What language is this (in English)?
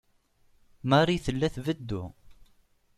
Kabyle